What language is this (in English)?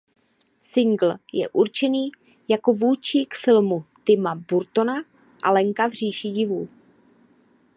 Czech